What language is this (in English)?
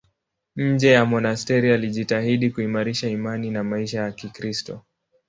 Swahili